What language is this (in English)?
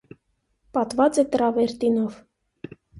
Armenian